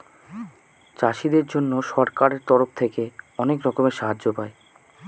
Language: Bangla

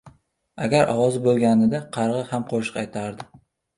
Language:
Uzbek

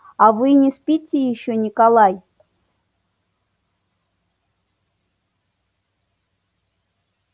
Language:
Russian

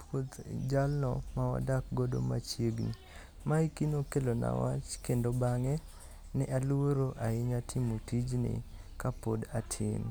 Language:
Luo (Kenya and Tanzania)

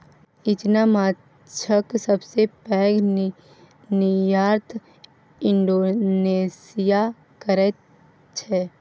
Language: Maithili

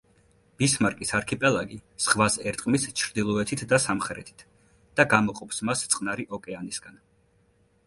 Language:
Georgian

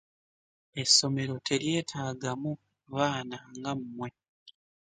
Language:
Ganda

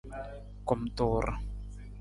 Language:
Nawdm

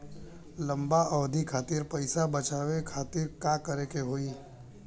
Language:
Bhojpuri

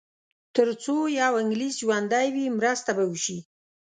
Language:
Pashto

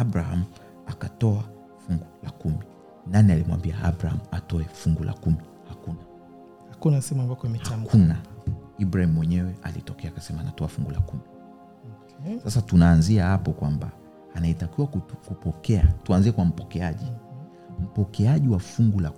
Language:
Swahili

